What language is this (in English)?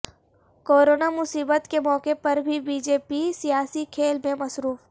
Urdu